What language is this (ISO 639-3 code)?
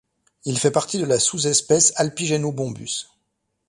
fra